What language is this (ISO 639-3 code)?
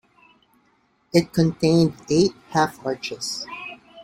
eng